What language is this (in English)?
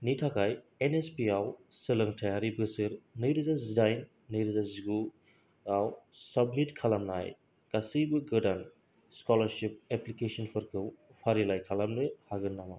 Bodo